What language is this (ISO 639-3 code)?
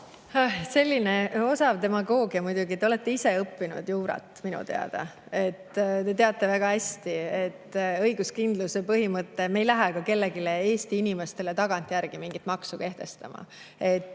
est